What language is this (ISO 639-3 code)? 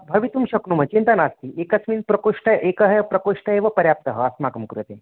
san